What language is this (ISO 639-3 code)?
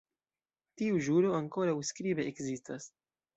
epo